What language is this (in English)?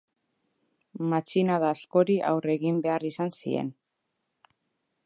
Basque